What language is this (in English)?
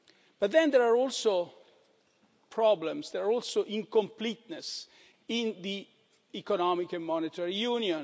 English